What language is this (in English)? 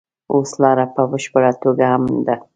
Pashto